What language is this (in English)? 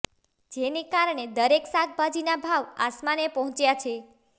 Gujarati